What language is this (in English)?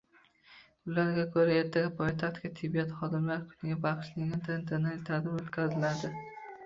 Uzbek